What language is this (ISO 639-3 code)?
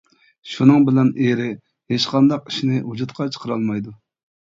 uig